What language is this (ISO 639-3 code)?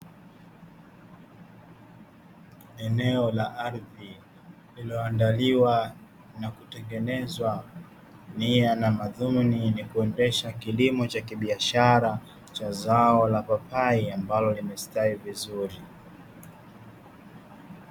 swa